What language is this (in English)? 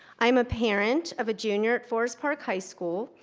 English